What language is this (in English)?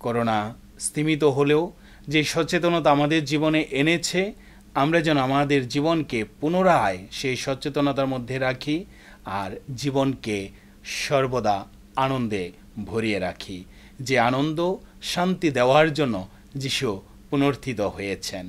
Romanian